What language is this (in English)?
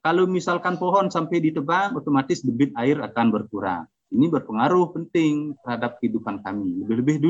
Indonesian